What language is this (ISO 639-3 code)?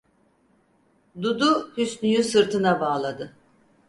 tur